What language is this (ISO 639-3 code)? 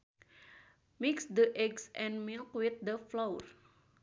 sun